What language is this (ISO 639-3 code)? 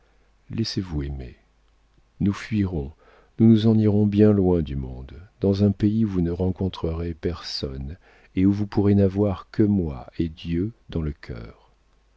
fra